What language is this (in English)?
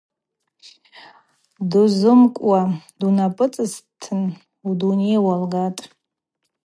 Abaza